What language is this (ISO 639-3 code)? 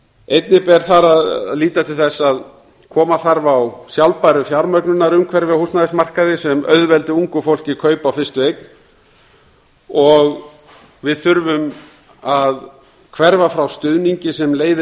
isl